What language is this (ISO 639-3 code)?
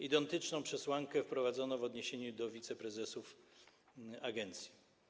pol